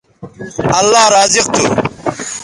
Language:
Bateri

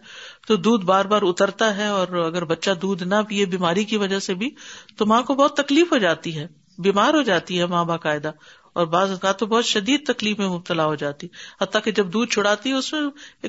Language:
Urdu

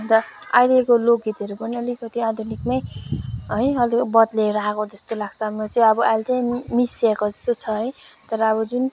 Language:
Nepali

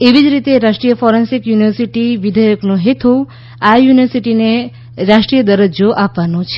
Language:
Gujarati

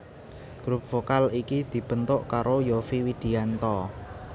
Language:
Javanese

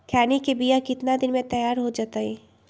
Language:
Magahi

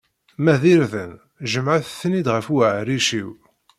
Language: Kabyle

